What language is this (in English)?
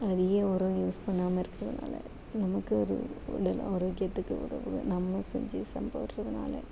Tamil